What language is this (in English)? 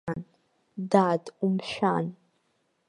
Abkhazian